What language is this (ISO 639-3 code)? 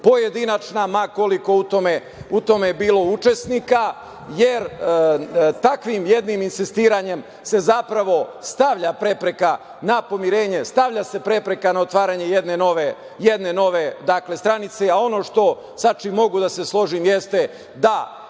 srp